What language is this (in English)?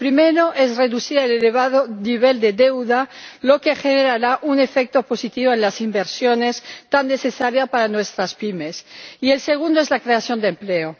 Spanish